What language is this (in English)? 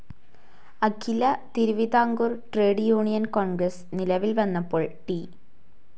Malayalam